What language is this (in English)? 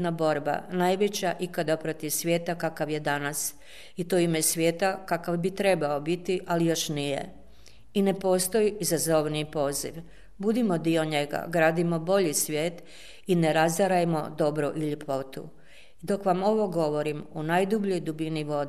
Croatian